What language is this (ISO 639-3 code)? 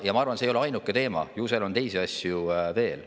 est